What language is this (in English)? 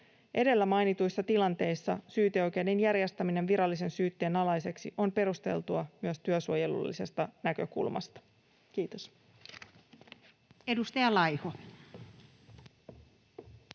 Finnish